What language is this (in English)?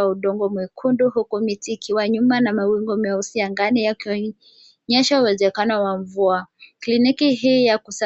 Swahili